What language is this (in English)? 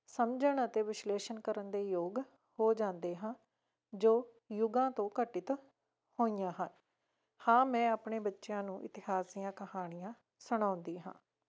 Punjabi